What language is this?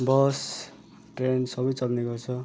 Nepali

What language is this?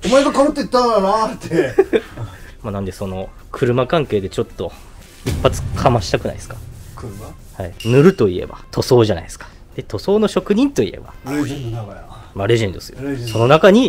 Japanese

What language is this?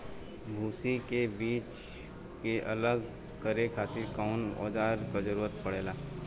Bhojpuri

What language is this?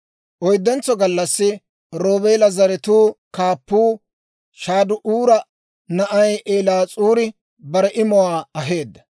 Dawro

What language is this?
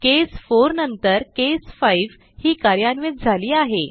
Marathi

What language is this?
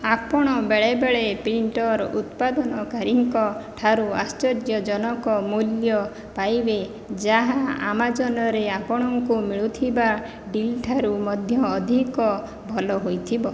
Odia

